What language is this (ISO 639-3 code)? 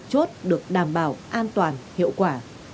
vie